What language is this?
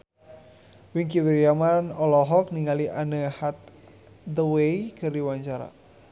Sundanese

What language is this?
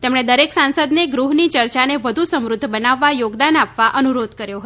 Gujarati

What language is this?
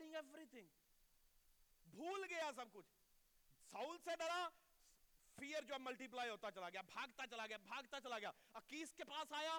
Urdu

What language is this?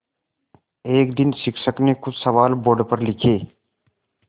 Hindi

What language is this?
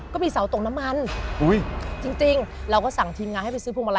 Thai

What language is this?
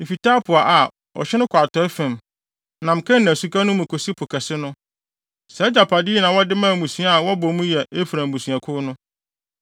Akan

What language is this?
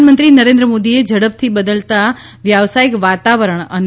Gujarati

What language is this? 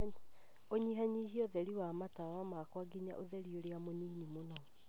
Kikuyu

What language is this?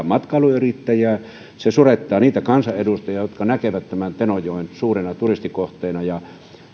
Finnish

